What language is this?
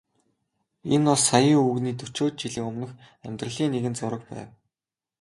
Mongolian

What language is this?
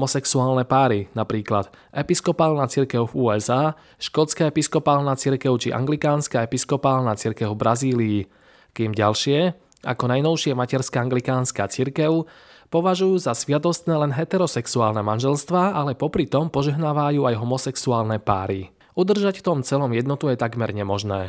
Slovak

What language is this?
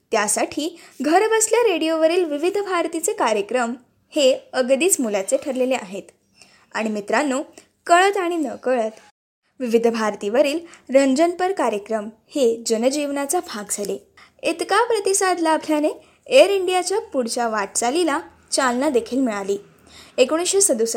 Marathi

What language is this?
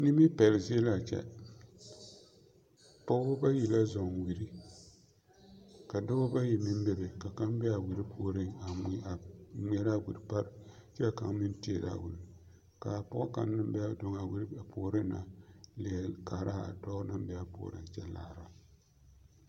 Southern Dagaare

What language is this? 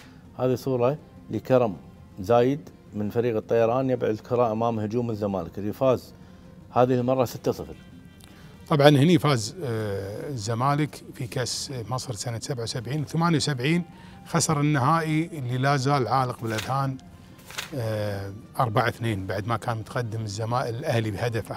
Arabic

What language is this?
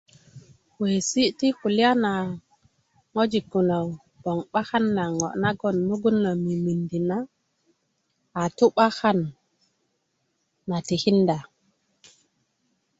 Kuku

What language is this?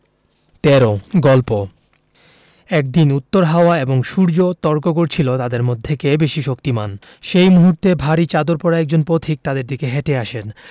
Bangla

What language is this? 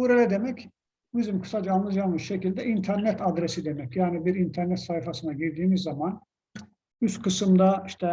Turkish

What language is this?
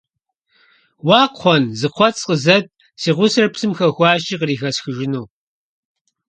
Kabardian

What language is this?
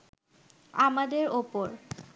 Bangla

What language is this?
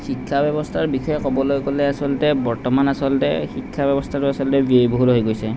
Assamese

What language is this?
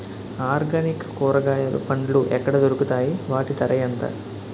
Telugu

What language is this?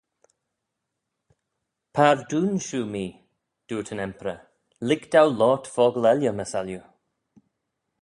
Manx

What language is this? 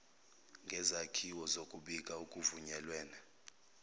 Zulu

